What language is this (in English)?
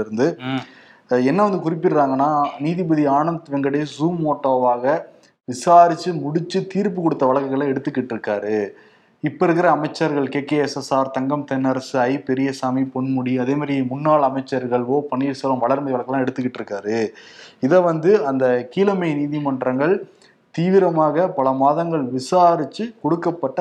Tamil